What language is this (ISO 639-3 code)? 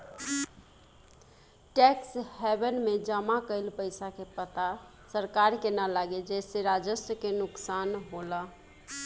bho